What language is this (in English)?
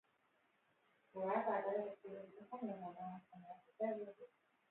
Hebrew